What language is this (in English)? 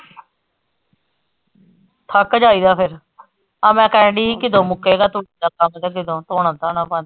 Punjabi